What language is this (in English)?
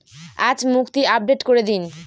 Bangla